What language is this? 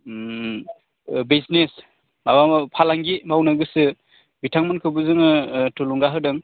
Bodo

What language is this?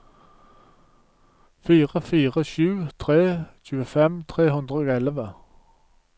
Norwegian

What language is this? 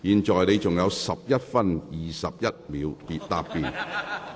Cantonese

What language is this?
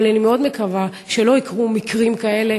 Hebrew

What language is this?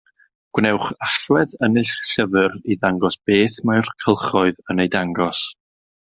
Welsh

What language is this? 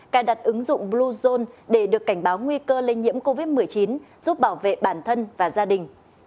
Vietnamese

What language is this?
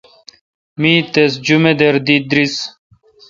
Kalkoti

